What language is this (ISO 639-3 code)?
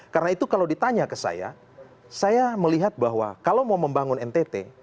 ind